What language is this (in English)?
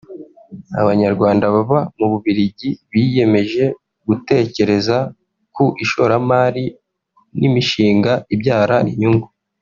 Kinyarwanda